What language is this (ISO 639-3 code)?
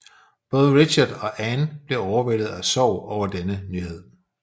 dan